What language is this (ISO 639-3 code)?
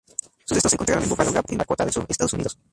spa